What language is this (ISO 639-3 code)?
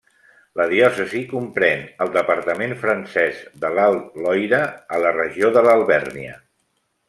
cat